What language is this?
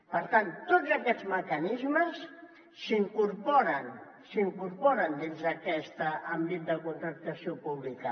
Catalan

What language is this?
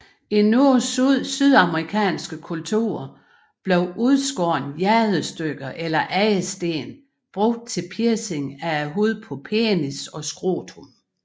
Danish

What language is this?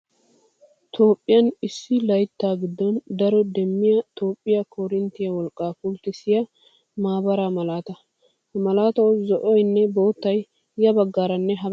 Wolaytta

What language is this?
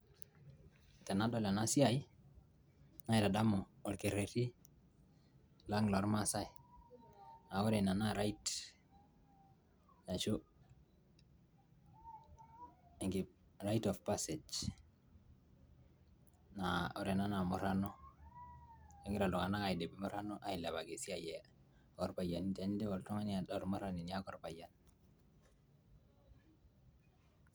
Masai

